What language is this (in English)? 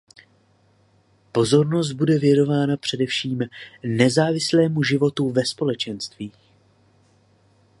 Czech